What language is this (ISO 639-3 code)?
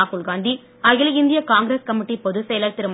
tam